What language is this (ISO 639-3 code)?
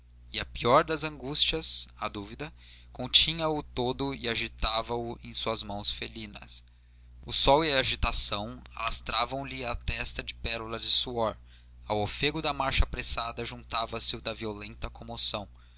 por